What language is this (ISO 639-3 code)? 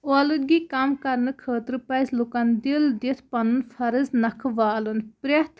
kas